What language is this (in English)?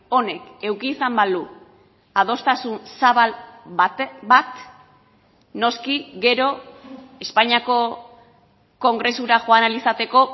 Basque